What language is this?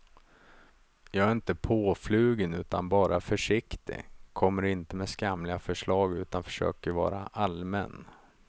Swedish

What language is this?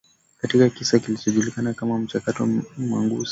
Swahili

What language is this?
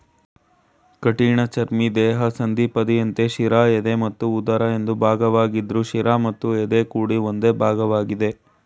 Kannada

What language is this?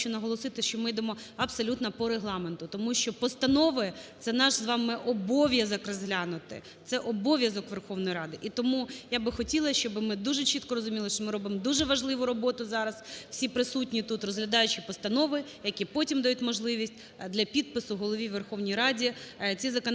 Ukrainian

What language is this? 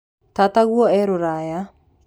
Kikuyu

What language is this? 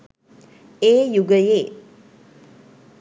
Sinhala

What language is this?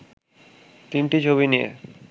Bangla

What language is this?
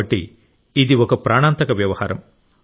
Telugu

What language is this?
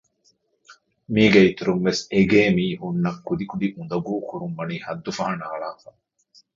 Divehi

